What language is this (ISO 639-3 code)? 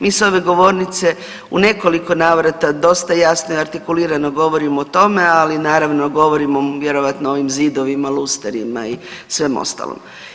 hrv